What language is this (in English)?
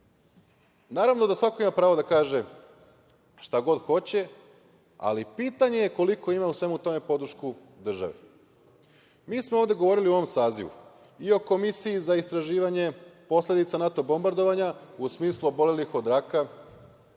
Serbian